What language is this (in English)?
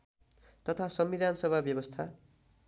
Nepali